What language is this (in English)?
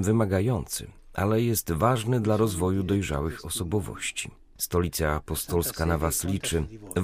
Polish